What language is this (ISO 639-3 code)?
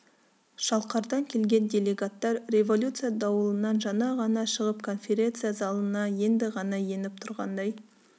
kaz